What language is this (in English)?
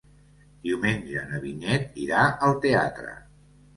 Catalan